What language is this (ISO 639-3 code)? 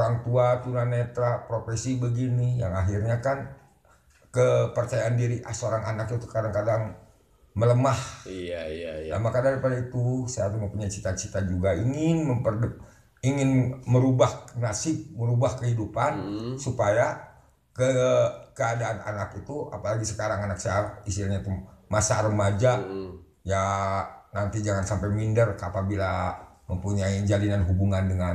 ind